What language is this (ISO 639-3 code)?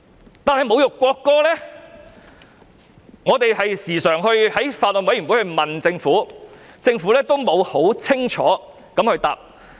yue